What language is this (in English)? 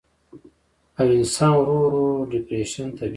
Pashto